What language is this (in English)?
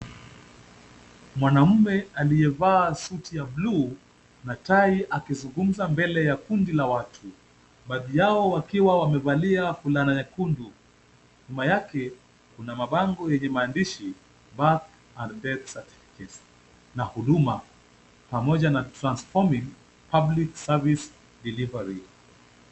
Swahili